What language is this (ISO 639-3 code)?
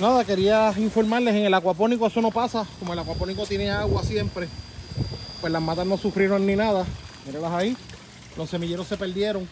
spa